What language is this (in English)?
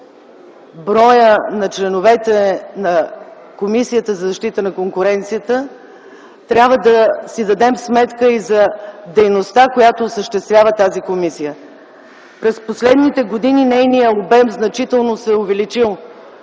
Bulgarian